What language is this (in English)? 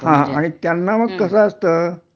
Marathi